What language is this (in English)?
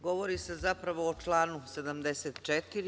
Serbian